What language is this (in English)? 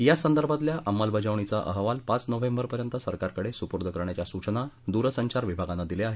Marathi